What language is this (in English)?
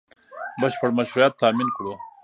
Pashto